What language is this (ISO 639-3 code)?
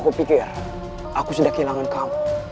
ind